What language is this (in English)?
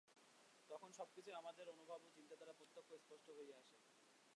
Bangla